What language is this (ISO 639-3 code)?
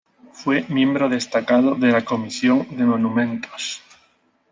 spa